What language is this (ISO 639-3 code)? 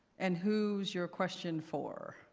eng